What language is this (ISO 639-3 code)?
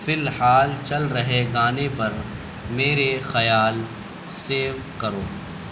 urd